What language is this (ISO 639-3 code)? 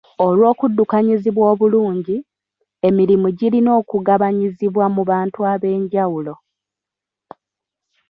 lug